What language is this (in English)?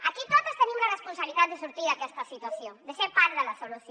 Catalan